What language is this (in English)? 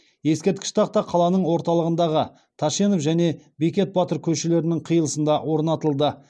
Kazakh